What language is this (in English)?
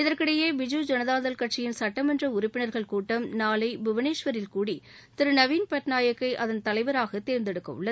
Tamil